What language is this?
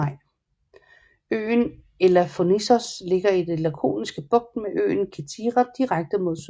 Danish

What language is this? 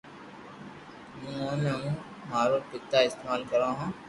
Loarki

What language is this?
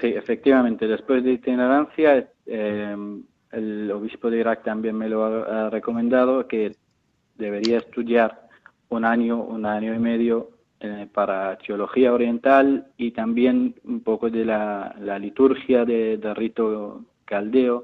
Spanish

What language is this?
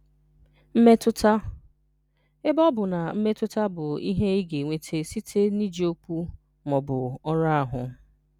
Igbo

